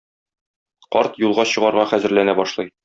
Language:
Tatar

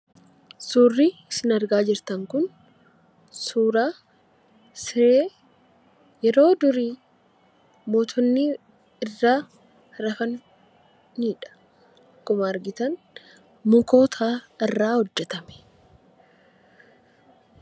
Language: Oromo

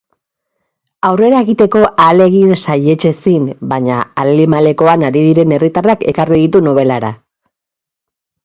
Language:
Basque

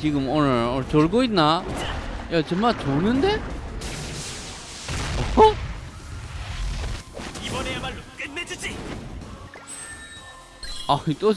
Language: Korean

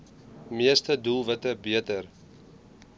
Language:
Afrikaans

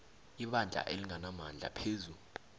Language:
South Ndebele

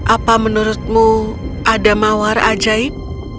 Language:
Indonesian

